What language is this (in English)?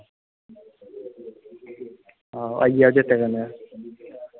Dogri